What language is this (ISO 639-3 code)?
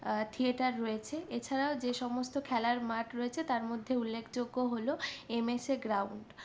ben